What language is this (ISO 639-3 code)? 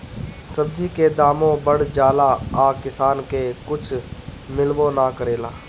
bho